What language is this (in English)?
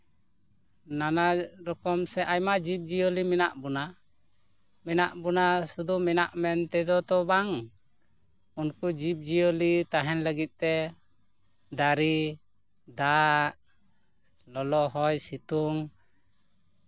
Santali